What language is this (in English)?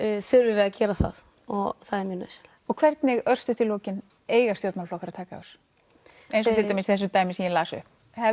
Icelandic